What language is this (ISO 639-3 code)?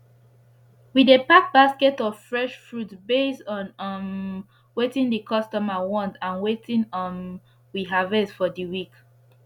pcm